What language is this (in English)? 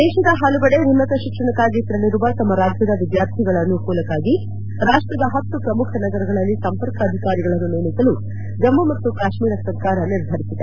Kannada